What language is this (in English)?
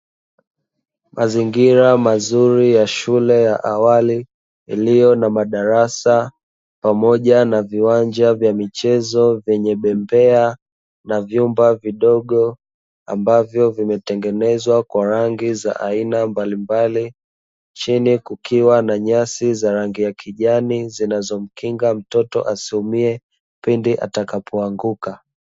Swahili